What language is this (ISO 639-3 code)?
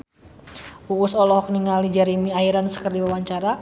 sun